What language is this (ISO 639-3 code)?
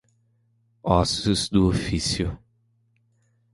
por